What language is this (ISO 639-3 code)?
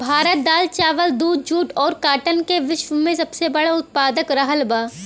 bho